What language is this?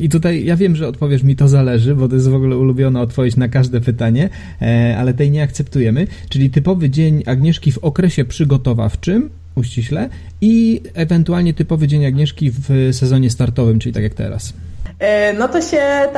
Polish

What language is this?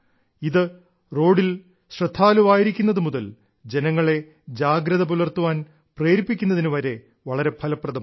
Malayalam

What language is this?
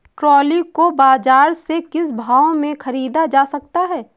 Hindi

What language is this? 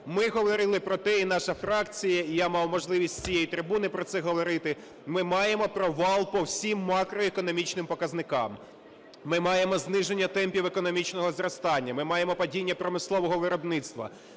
Ukrainian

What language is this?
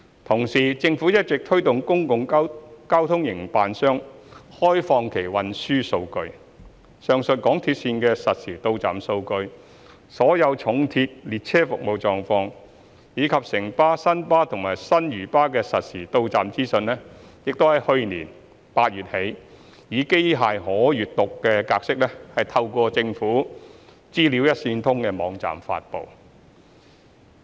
Cantonese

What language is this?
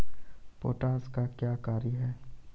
Maithili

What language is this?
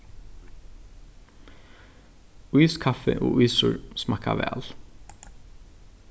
Faroese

